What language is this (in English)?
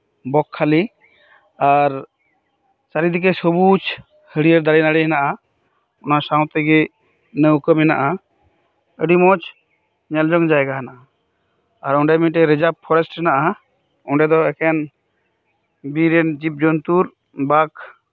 Santali